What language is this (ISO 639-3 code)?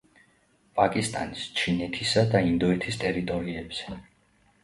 kat